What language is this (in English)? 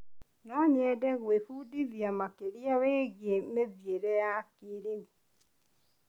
Kikuyu